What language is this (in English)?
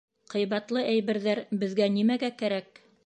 Bashkir